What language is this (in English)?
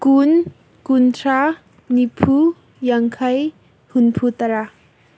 Manipuri